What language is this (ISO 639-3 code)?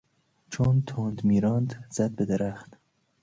fas